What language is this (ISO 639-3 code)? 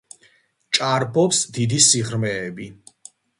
kat